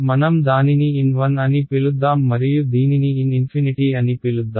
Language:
Telugu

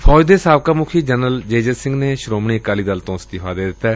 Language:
Punjabi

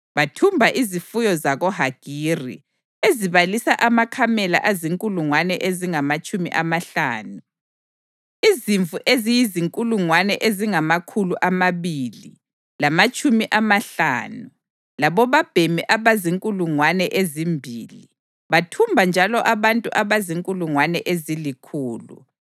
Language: North Ndebele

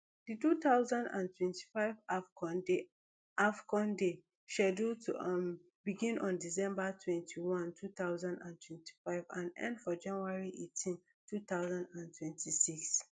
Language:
Nigerian Pidgin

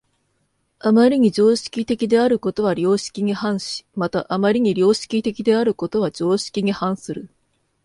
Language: Japanese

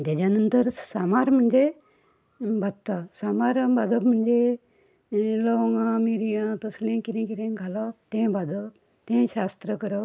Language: Konkani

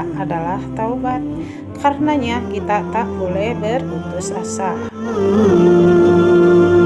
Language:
Indonesian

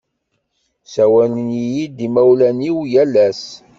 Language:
Kabyle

